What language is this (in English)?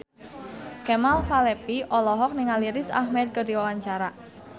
Sundanese